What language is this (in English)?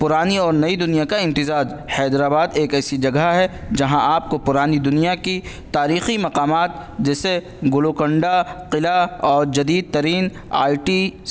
Urdu